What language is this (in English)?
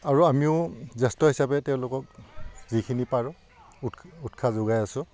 Assamese